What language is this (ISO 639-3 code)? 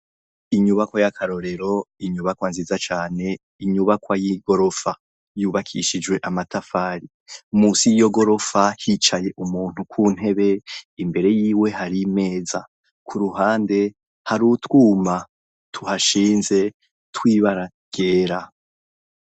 run